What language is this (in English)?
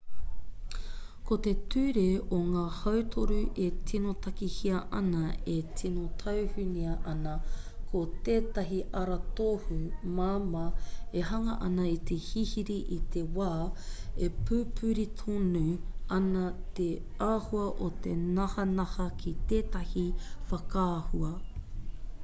Māori